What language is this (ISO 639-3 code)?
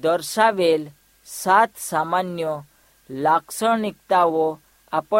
hin